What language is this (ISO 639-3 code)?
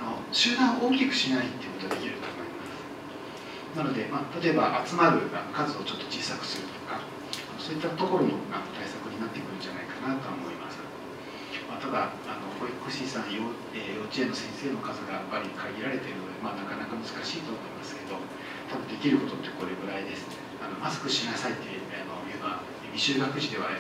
jpn